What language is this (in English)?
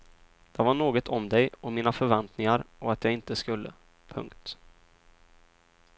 Swedish